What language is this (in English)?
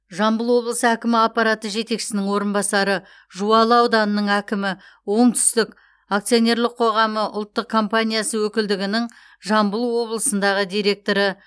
Kazakh